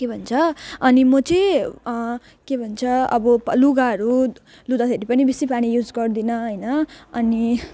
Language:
Nepali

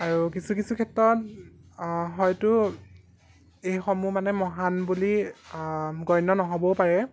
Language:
Assamese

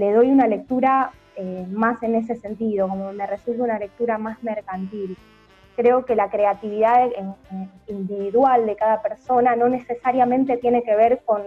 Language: Spanish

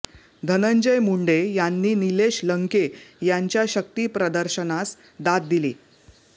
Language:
Marathi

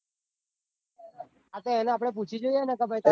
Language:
Gujarati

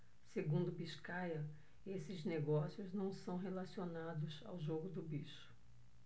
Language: Portuguese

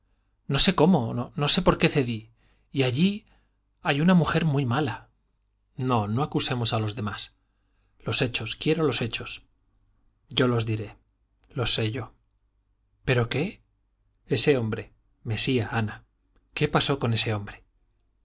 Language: Spanish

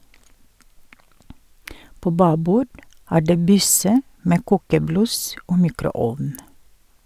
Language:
Norwegian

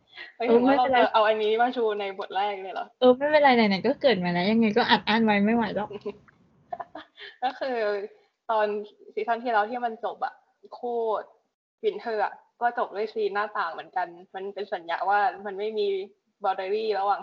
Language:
Thai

